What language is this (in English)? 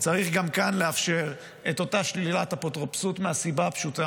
Hebrew